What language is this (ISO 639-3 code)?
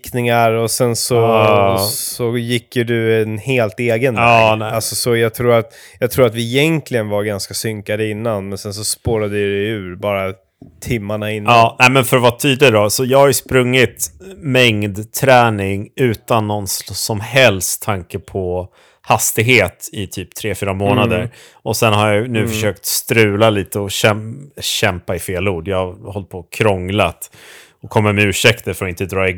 swe